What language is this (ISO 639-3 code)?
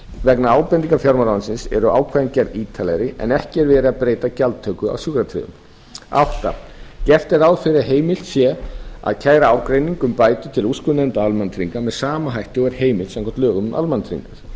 isl